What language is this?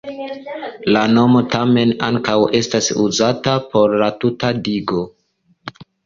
Esperanto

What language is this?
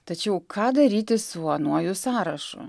Lithuanian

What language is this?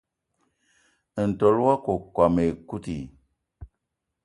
Eton (Cameroon)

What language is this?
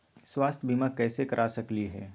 Magahi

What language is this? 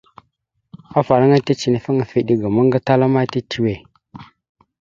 Mada (Cameroon)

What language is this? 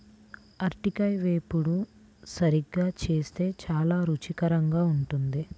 Telugu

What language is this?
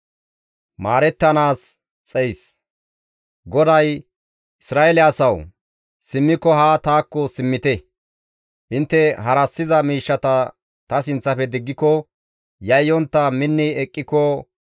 Gamo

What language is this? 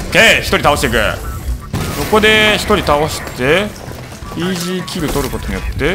Japanese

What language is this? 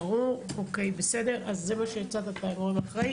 Hebrew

